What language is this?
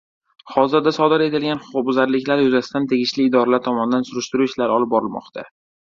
Uzbek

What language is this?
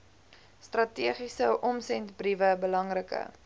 Afrikaans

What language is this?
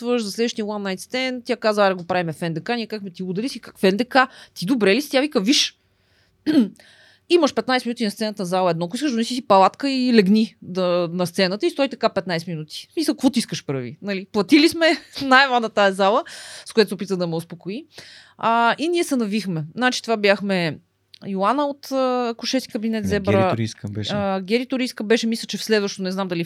Bulgarian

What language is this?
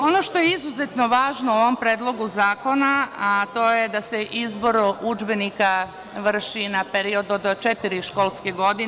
Serbian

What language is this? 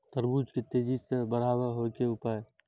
Maithili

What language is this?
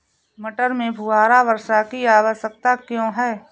Hindi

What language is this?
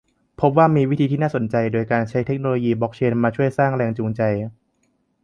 Thai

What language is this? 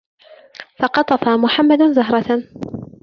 Arabic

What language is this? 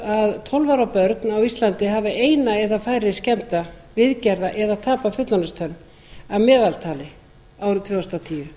Icelandic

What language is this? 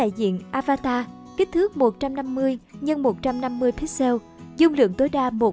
Vietnamese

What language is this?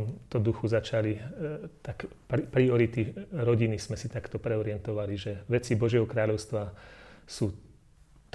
Slovak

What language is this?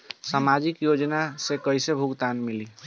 Bhojpuri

